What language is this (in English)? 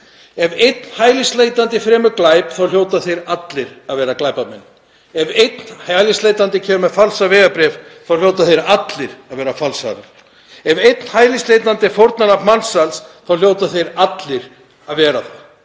Icelandic